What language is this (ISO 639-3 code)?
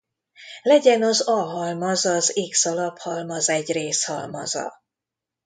hun